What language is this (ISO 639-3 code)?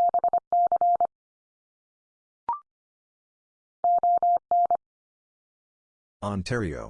eng